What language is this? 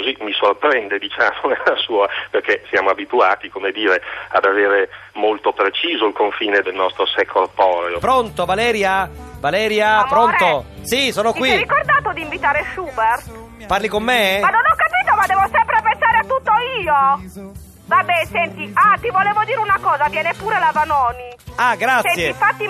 Italian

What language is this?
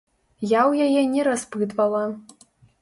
Belarusian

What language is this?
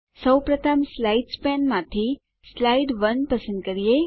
Gujarati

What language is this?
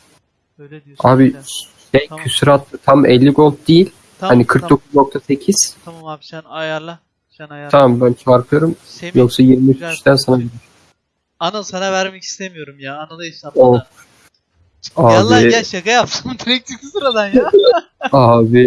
Turkish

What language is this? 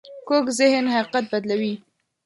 Pashto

